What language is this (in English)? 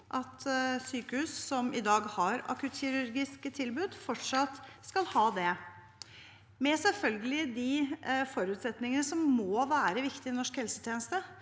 Norwegian